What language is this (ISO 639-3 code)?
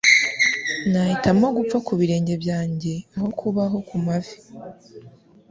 kin